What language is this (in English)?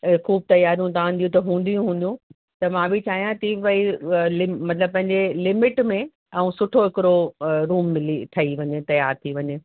Sindhi